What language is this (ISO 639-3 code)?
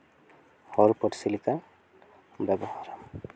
sat